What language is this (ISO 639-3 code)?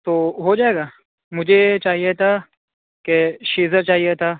urd